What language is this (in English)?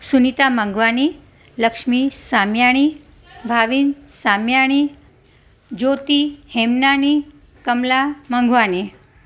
Sindhi